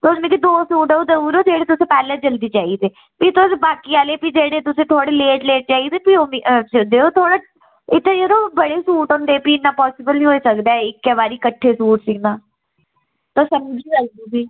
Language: Dogri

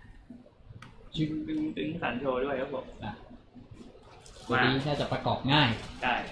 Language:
Thai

